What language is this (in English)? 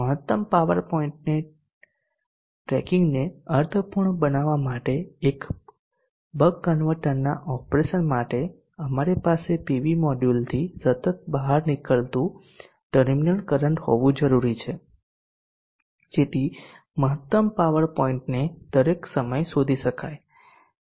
Gujarati